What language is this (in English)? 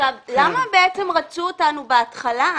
Hebrew